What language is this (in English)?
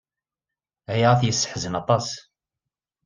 Kabyle